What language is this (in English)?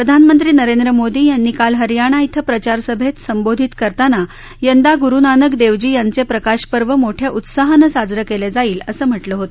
Marathi